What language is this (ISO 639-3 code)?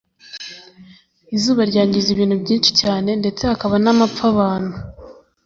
kin